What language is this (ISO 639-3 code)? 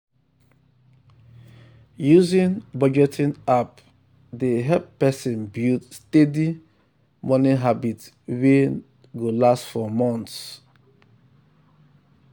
pcm